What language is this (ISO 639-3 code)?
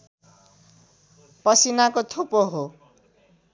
nep